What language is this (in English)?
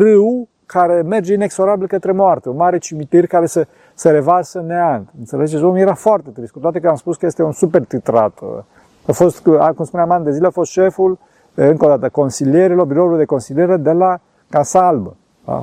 Romanian